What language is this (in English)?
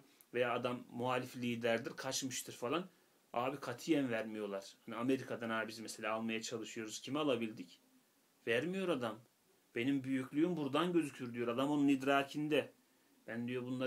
Turkish